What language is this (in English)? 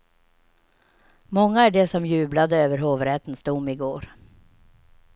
Swedish